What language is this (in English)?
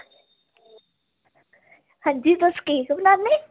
Dogri